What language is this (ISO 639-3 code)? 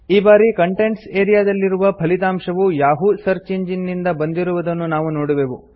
kan